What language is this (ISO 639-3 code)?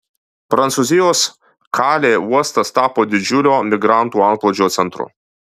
lit